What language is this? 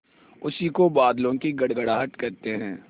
Hindi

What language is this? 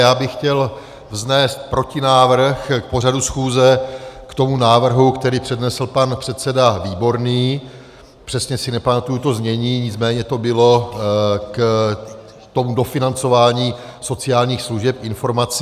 Czech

